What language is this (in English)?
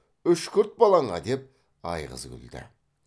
Kazakh